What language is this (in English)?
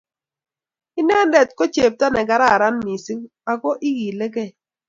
Kalenjin